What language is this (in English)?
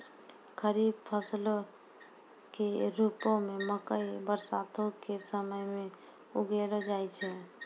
Maithili